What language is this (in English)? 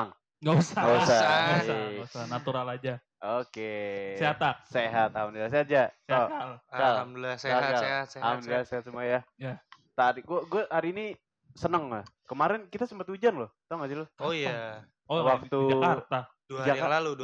Indonesian